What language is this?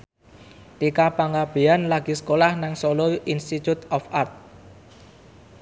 Javanese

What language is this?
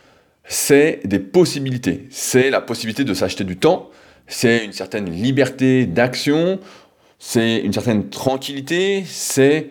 French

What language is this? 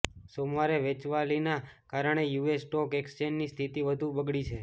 Gujarati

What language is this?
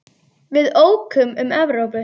Icelandic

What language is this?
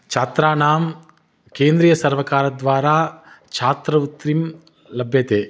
Sanskrit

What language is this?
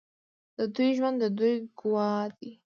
Pashto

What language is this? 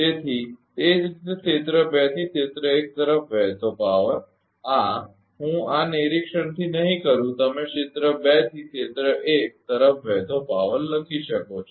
Gujarati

